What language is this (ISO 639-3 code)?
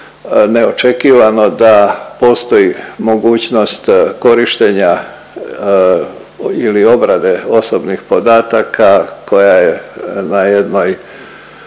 hrv